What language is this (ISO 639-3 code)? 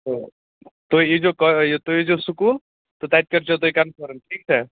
kas